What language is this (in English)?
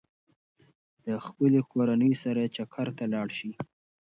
Pashto